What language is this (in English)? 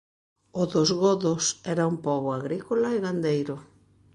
Galician